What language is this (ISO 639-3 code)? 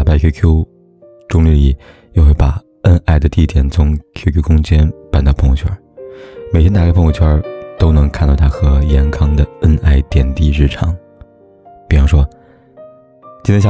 zho